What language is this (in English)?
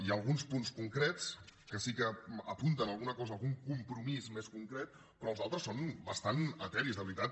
Catalan